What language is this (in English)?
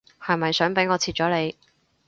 Cantonese